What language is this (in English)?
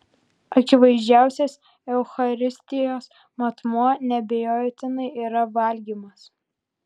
Lithuanian